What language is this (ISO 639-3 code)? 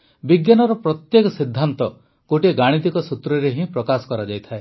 ori